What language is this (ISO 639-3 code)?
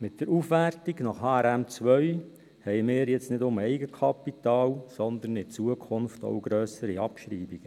gsw